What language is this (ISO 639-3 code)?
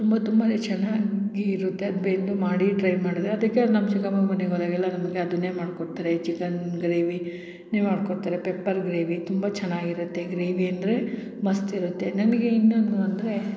kan